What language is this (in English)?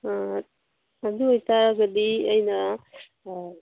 Manipuri